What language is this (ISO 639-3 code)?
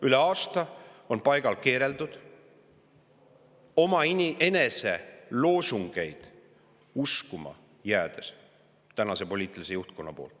est